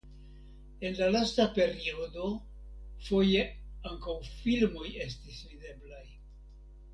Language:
Esperanto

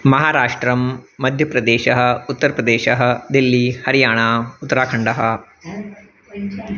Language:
Sanskrit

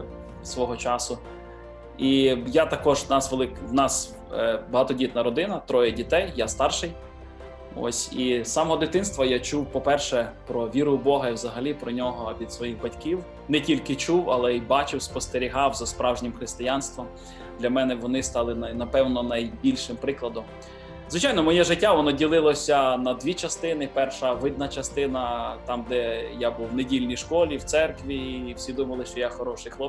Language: Ukrainian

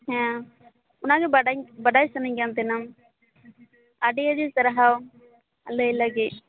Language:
Santali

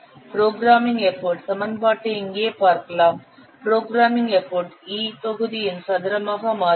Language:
Tamil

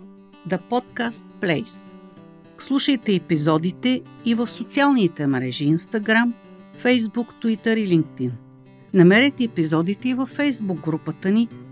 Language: Bulgarian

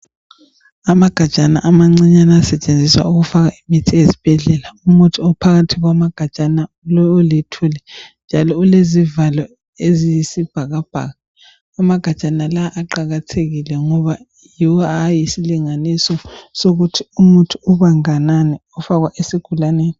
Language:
North Ndebele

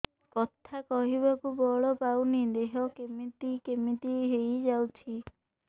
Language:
Odia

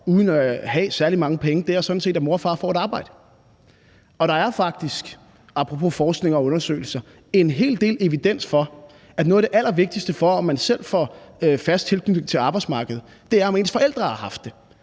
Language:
Danish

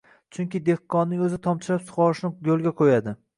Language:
Uzbek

